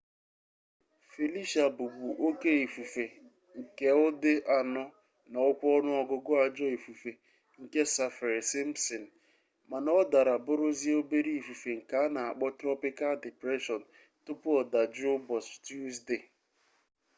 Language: Igbo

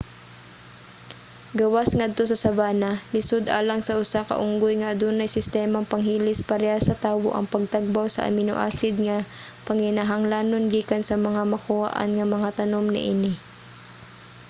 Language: Cebuano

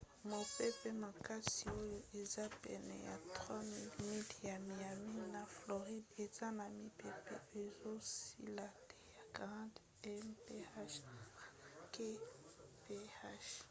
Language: Lingala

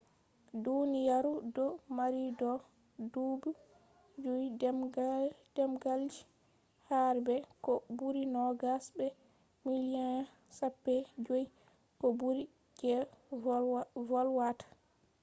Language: Fula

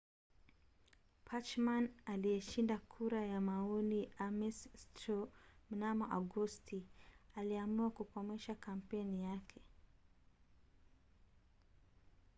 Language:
Swahili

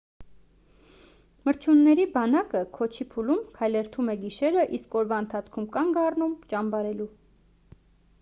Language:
Armenian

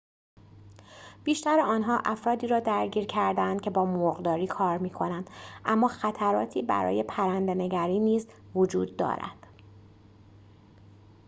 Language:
Persian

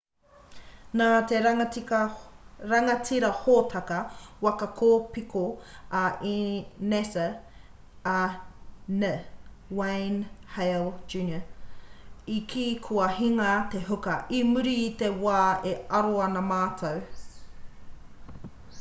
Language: Māori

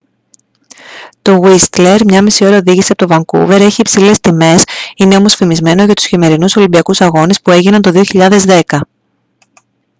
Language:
Greek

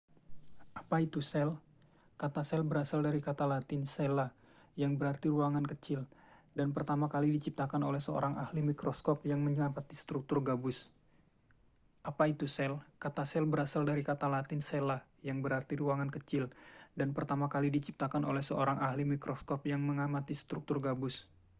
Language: Indonesian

